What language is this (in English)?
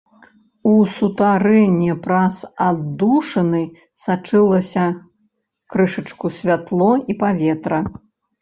Belarusian